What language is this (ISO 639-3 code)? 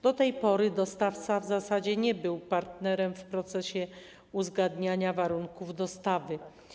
pol